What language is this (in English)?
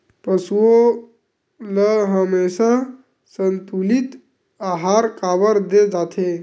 Chhattisgarhi